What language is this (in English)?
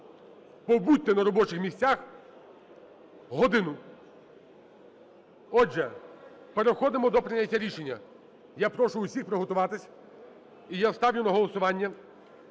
Ukrainian